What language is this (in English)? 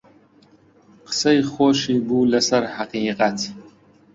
Central Kurdish